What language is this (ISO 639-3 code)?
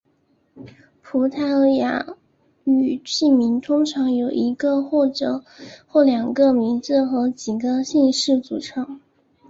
zho